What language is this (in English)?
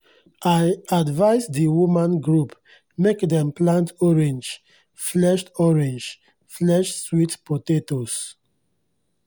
Nigerian Pidgin